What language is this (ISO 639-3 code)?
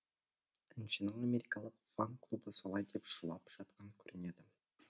kaz